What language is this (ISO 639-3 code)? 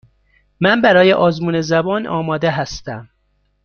fas